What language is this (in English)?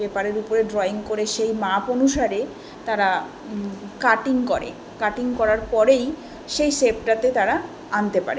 Bangla